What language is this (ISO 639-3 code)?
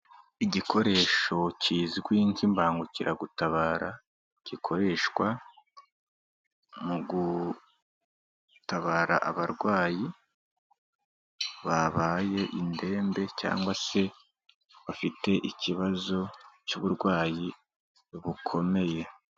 kin